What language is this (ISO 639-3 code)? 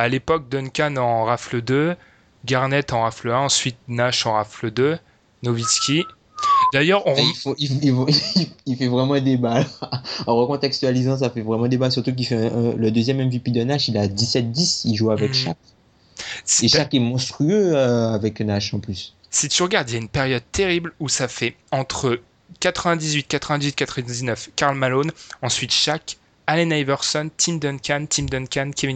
fra